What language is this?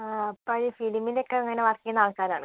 Malayalam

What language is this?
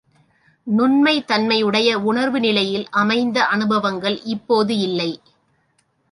Tamil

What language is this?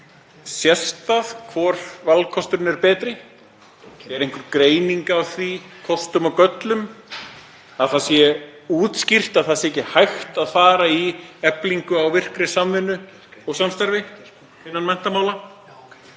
Icelandic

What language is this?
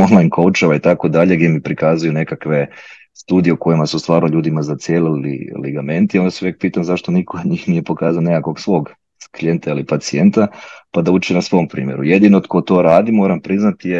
Croatian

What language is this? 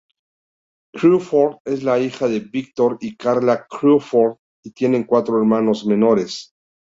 Spanish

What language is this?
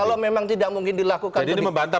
Indonesian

